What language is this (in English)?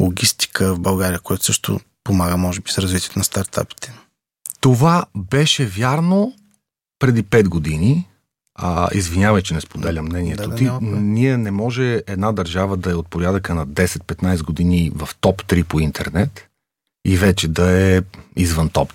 Bulgarian